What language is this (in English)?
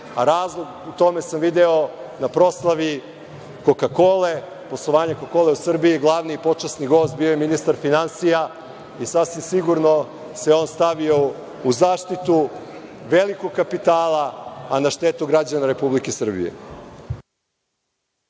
Serbian